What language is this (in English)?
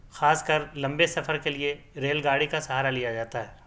Urdu